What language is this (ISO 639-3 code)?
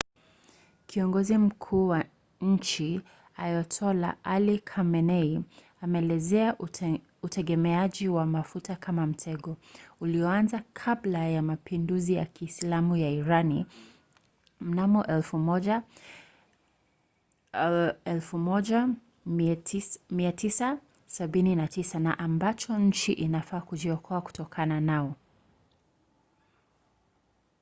swa